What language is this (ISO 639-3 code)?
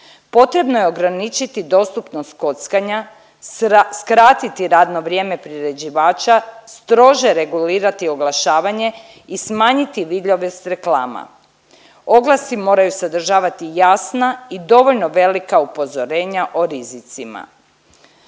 hrv